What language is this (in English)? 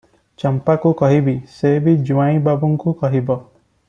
Odia